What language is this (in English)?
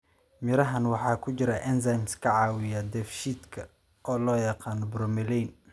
Somali